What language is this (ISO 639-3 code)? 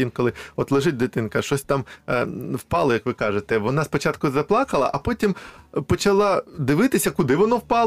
ukr